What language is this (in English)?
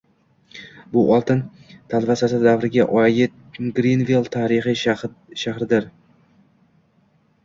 Uzbek